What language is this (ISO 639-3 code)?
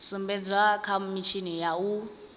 ven